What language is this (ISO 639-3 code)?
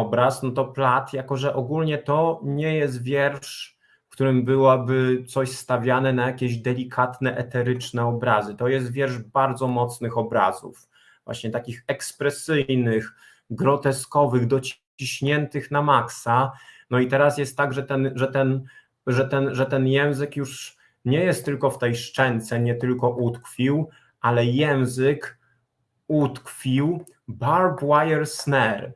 pol